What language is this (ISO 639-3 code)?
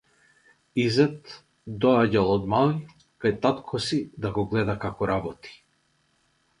mkd